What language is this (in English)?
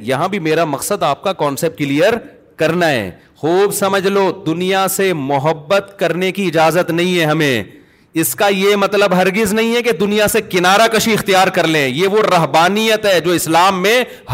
Urdu